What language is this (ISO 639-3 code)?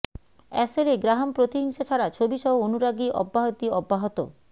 ben